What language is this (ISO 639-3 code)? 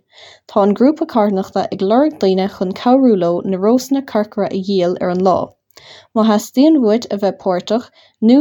eng